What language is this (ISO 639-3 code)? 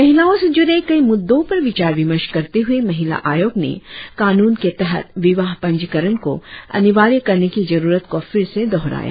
hin